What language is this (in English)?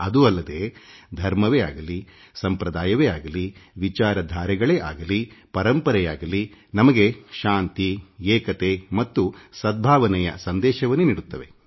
Kannada